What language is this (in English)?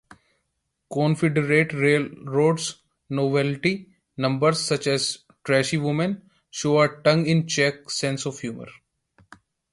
English